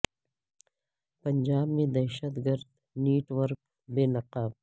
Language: Urdu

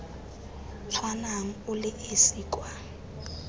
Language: Tswana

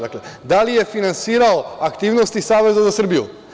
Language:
Serbian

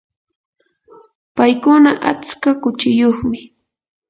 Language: Yanahuanca Pasco Quechua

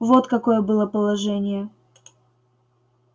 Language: Russian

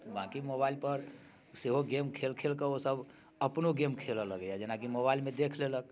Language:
Maithili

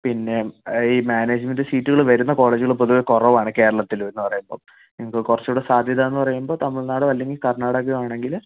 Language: Malayalam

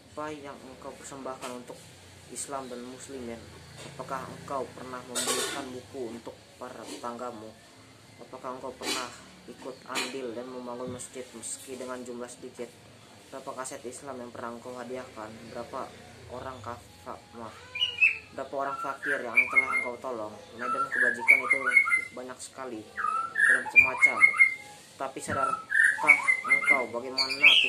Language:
Indonesian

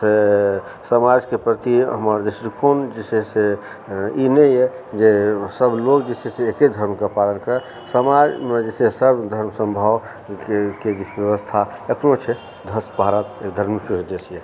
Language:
Maithili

